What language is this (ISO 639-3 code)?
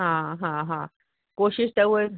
snd